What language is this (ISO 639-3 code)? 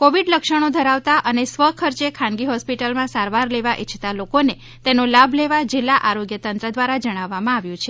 guj